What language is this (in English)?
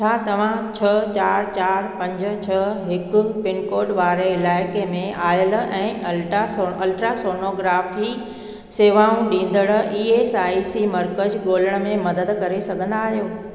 Sindhi